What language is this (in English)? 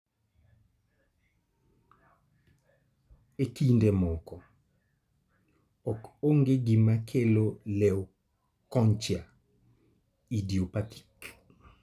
Luo (Kenya and Tanzania)